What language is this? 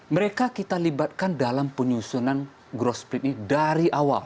Indonesian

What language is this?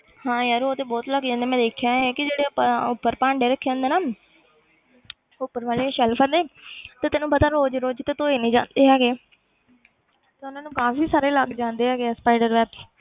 Punjabi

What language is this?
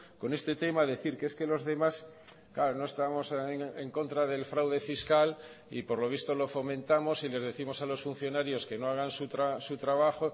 Spanish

